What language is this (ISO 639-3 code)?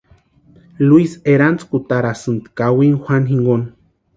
pua